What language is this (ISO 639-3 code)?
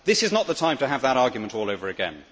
eng